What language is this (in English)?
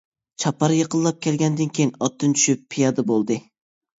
Uyghur